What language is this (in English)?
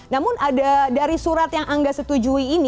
Indonesian